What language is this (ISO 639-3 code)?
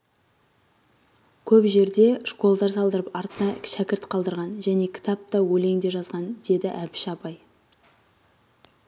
kaz